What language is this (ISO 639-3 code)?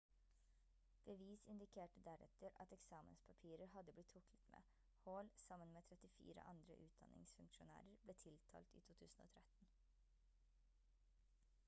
nob